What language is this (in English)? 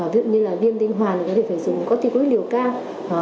Vietnamese